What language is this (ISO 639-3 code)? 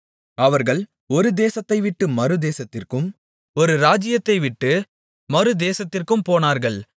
tam